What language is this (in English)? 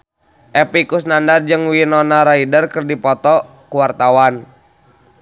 Sundanese